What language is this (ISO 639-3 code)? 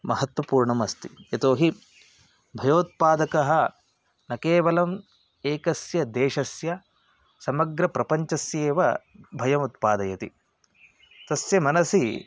san